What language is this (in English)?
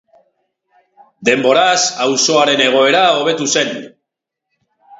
Basque